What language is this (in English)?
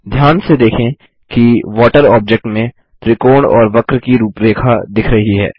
Hindi